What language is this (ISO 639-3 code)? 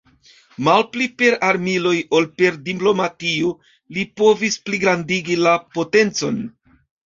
epo